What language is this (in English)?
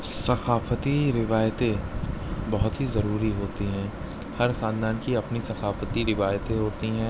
Urdu